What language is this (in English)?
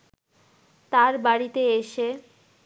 Bangla